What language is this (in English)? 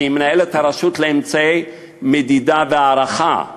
Hebrew